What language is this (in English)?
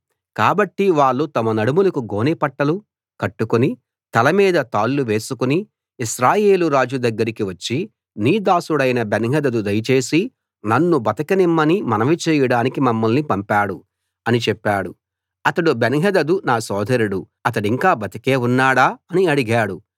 Telugu